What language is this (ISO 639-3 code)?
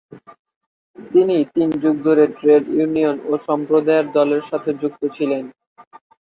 ben